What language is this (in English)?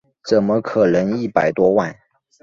Chinese